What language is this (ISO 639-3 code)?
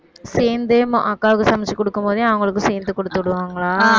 tam